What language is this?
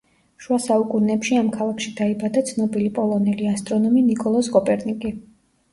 Georgian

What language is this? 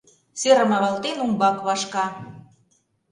Mari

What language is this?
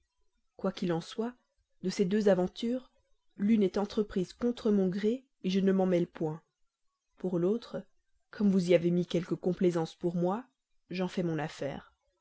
French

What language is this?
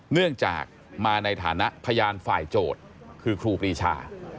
Thai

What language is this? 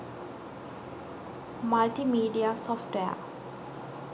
Sinhala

